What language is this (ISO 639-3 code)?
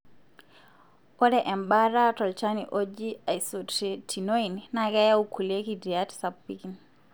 mas